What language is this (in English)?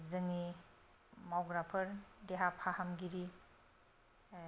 Bodo